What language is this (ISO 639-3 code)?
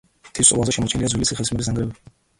kat